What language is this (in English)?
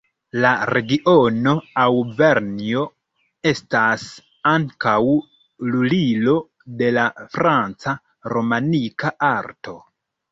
Esperanto